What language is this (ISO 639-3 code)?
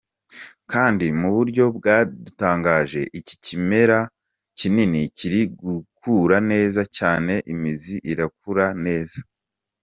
kin